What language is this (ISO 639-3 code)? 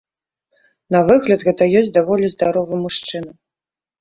bel